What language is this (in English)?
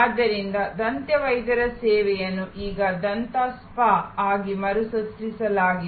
Kannada